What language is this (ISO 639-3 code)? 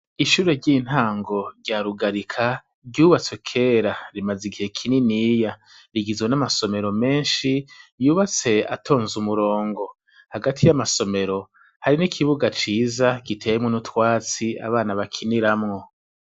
run